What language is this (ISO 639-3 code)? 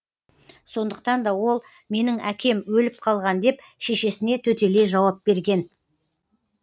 kaz